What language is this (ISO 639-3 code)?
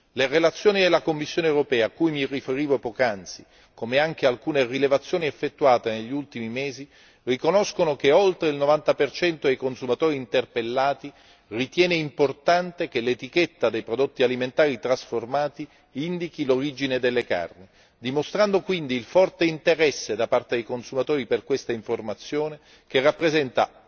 ita